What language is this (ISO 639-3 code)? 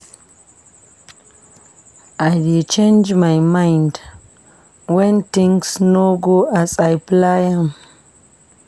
pcm